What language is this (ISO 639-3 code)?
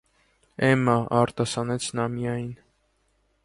hye